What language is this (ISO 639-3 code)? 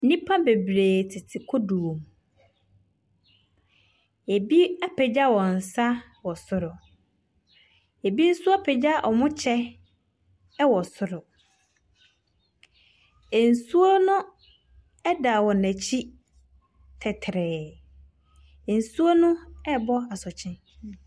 aka